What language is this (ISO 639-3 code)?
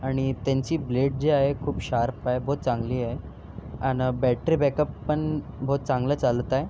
mar